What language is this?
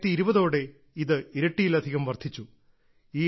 Malayalam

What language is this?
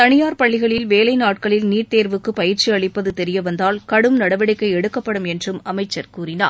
Tamil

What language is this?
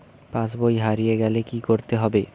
Bangla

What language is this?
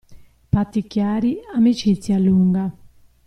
Italian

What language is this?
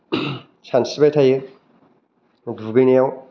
Bodo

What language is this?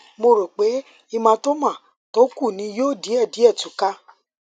Yoruba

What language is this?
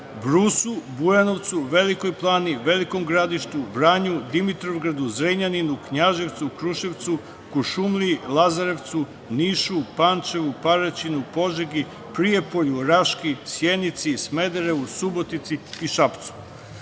Serbian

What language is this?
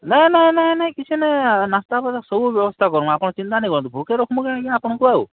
Odia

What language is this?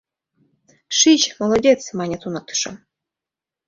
Mari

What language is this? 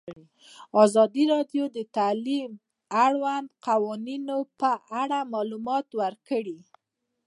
Pashto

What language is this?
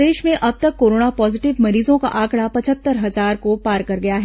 Hindi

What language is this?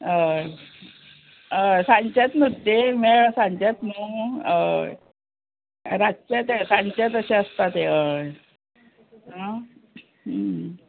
Konkani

